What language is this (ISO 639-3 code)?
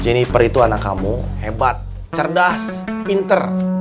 ind